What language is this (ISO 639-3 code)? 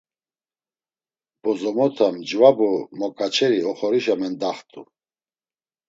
lzz